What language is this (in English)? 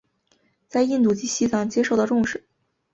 Chinese